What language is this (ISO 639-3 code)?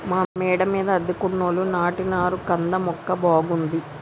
tel